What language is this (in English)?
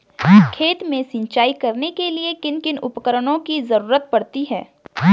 Hindi